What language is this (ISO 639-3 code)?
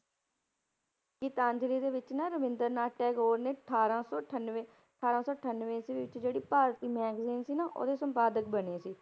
pan